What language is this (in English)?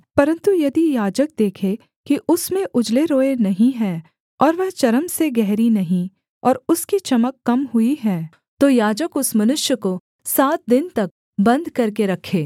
Hindi